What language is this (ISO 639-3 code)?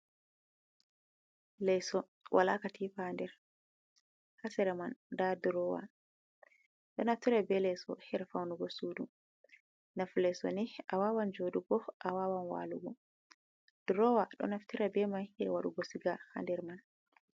ful